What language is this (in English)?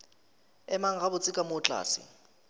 Northern Sotho